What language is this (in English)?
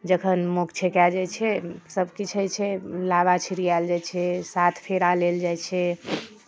Maithili